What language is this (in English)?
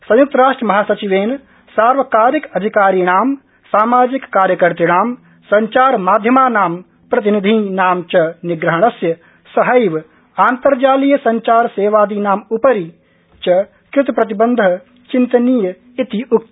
Sanskrit